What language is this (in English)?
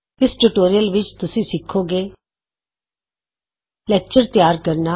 Punjabi